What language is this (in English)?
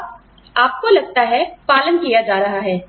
Hindi